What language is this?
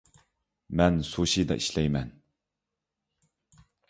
Uyghur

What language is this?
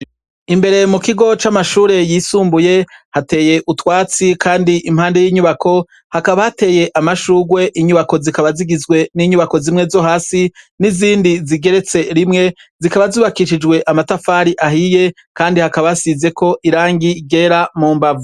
Rundi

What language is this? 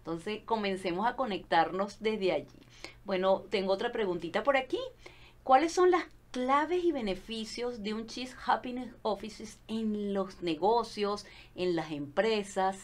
Spanish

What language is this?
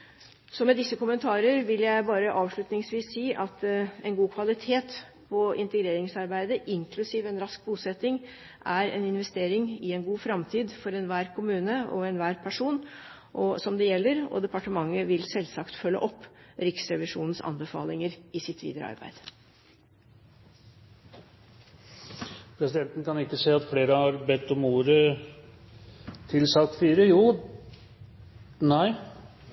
Norwegian Bokmål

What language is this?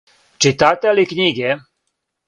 Serbian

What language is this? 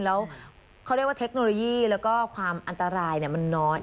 Thai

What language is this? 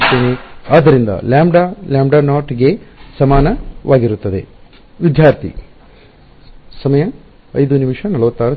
Kannada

